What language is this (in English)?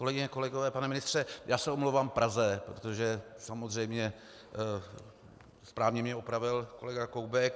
Czech